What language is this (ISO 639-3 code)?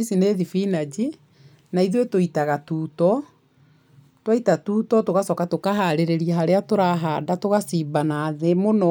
kik